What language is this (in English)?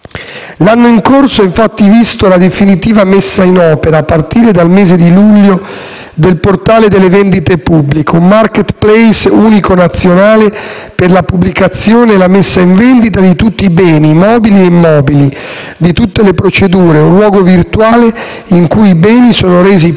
Italian